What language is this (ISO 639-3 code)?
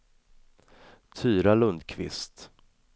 swe